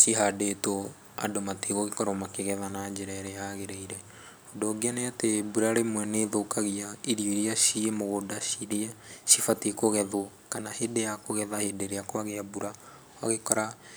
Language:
Kikuyu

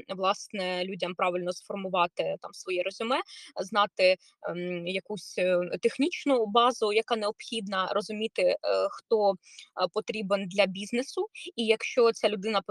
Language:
Ukrainian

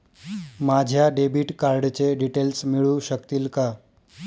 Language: Marathi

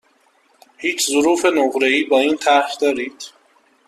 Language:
Persian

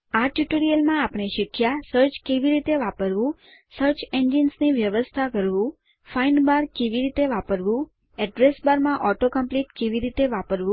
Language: Gujarati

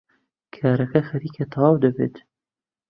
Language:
Central Kurdish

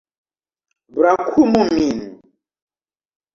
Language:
Esperanto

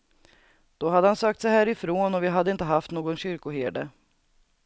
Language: Swedish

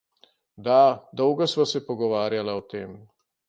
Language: Slovenian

